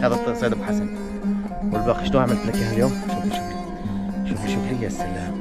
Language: Arabic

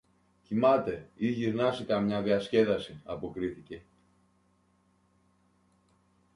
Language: Greek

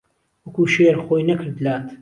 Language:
Central Kurdish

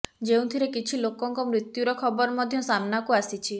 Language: Odia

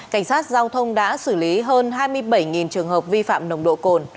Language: Vietnamese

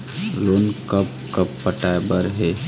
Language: Chhattisgarhi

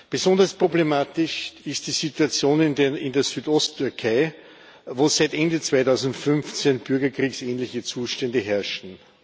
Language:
German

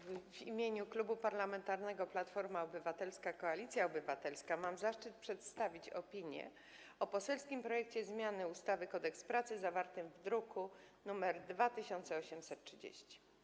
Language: Polish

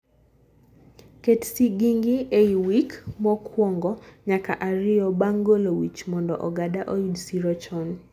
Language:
Luo (Kenya and Tanzania)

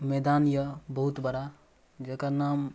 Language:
Maithili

